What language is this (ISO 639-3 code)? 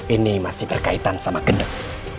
ind